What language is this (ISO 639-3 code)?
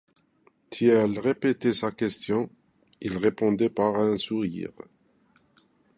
fra